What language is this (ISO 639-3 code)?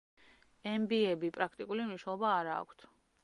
kat